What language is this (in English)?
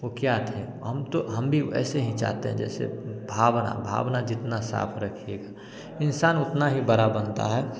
Hindi